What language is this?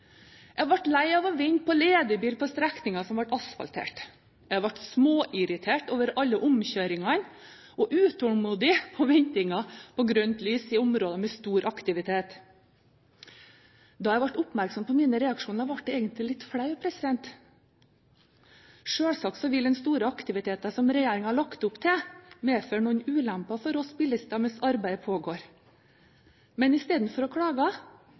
Norwegian Bokmål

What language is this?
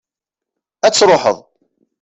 Kabyle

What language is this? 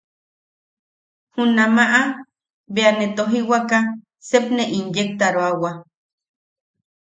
Yaqui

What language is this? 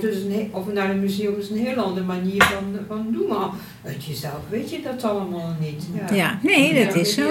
Dutch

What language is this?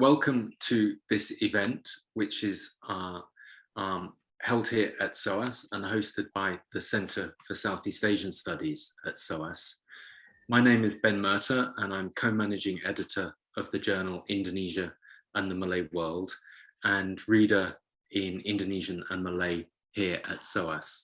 English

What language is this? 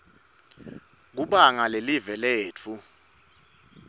Swati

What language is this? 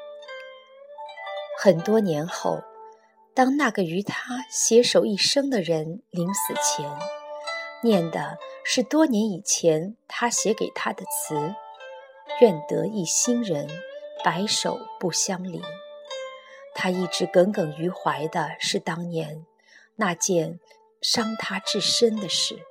Chinese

